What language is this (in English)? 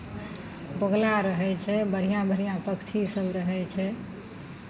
Maithili